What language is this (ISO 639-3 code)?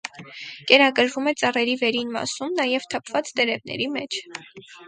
hye